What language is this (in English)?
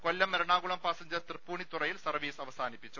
Malayalam